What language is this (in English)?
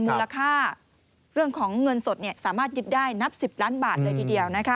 Thai